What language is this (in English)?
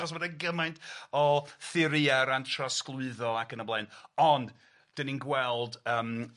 Welsh